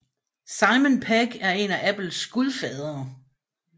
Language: Danish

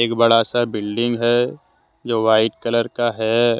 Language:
Hindi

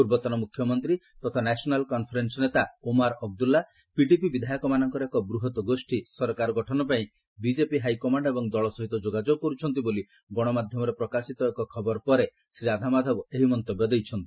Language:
Odia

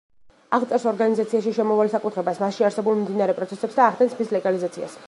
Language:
Georgian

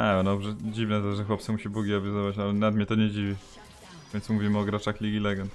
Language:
Polish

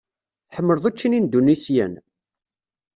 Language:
Kabyle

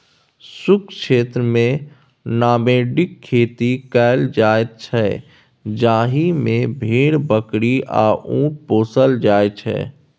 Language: Maithili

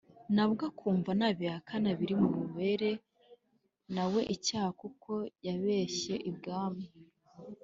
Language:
Kinyarwanda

